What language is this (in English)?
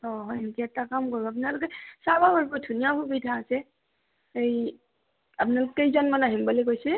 Assamese